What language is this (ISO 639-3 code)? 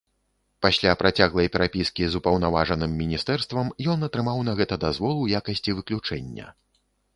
bel